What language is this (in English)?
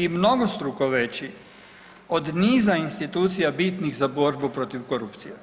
Croatian